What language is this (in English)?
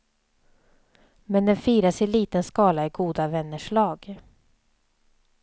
Swedish